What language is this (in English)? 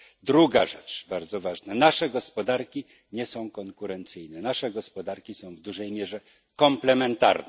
Polish